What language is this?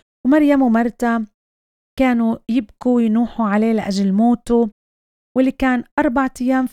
Arabic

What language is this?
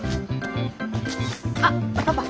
Japanese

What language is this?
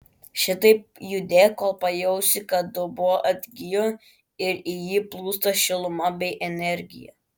Lithuanian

